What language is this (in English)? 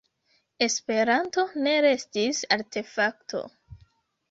Esperanto